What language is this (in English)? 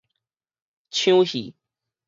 Min Nan Chinese